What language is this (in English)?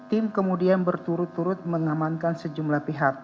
Indonesian